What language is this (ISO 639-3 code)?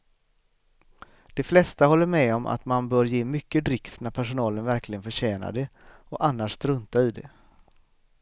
swe